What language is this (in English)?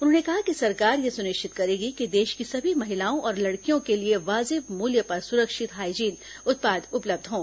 Hindi